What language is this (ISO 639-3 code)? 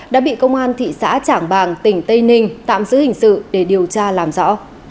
vie